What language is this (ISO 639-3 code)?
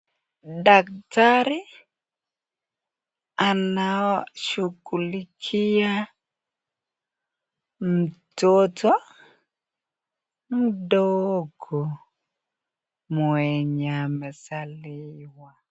swa